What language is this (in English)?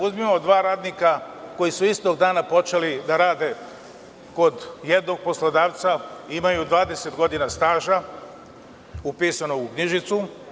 Serbian